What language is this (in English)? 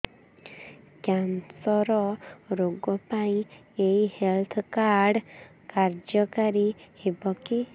Odia